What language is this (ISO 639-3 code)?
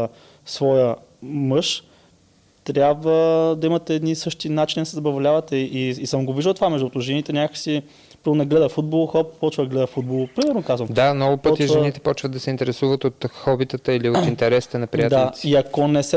bul